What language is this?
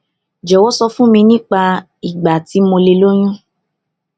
Yoruba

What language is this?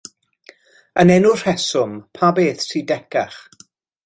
Welsh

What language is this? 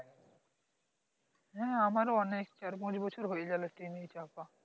Bangla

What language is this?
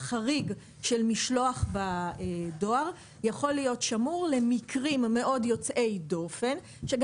Hebrew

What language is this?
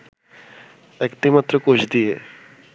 Bangla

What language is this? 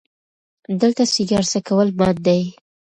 Pashto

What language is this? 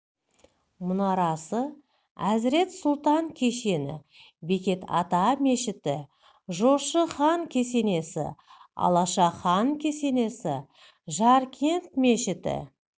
Kazakh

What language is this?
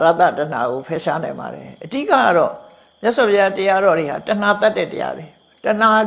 Vietnamese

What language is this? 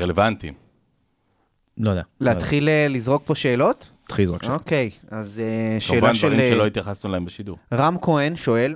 Hebrew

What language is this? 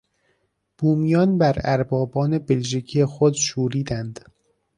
Persian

